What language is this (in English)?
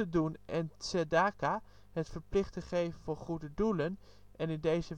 Dutch